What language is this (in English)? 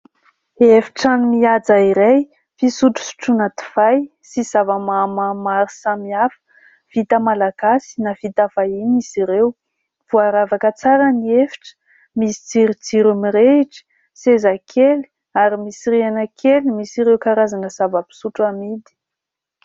Malagasy